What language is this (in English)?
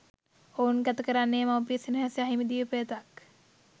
Sinhala